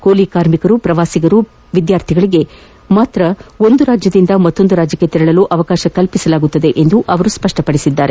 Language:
Kannada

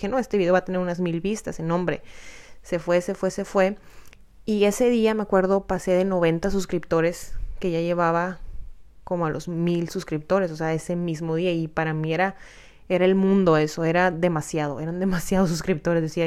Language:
Spanish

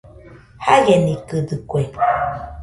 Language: Nüpode Huitoto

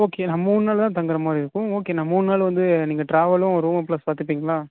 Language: Tamil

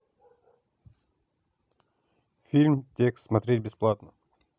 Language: Russian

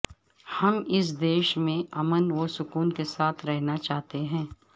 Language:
Urdu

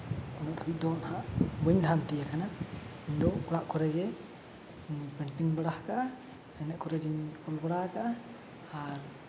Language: Santali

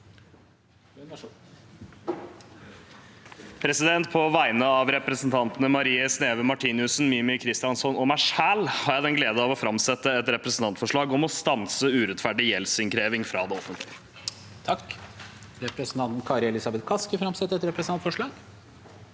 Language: Norwegian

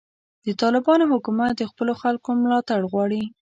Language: Pashto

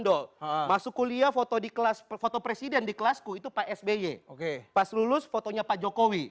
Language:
Indonesian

